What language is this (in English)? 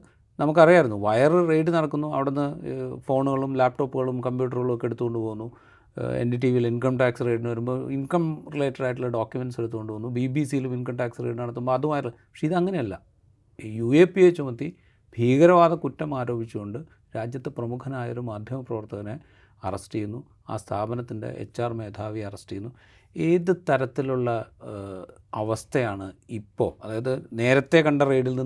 Malayalam